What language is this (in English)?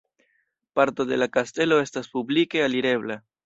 Esperanto